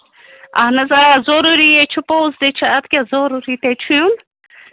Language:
Kashmiri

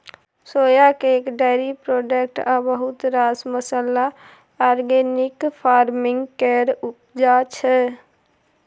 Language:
Maithili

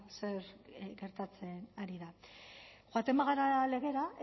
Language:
Basque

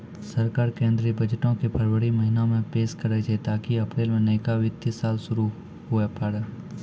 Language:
Maithili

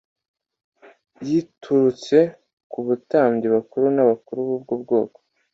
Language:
Kinyarwanda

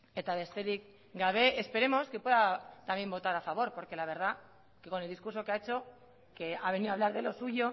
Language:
Spanish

